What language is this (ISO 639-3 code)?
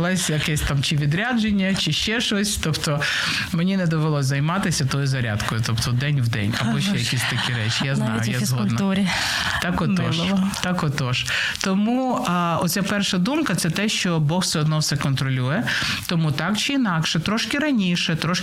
ukr